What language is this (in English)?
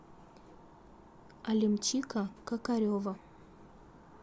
Russian